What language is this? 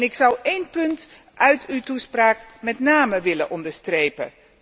Dutch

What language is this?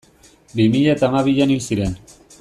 Basque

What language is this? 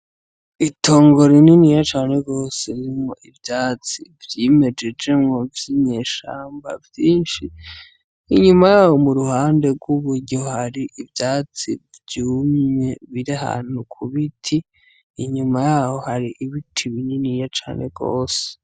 Rundi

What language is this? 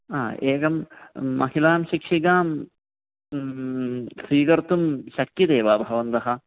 Sanskrit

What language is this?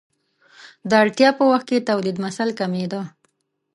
Pashto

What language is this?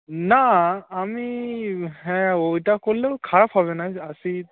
Bangla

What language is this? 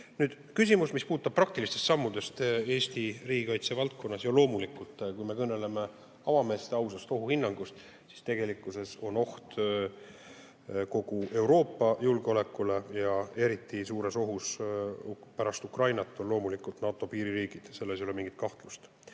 Estonian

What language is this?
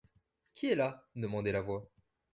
French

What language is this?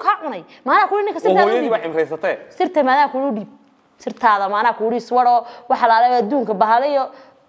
Arabic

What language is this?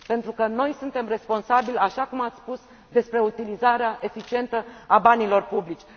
Romanian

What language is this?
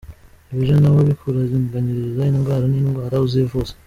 Kinyarwanda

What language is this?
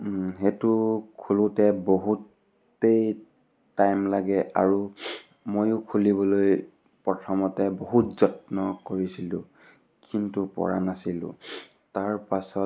Assamese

